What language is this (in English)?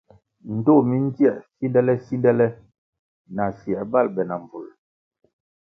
Kwasio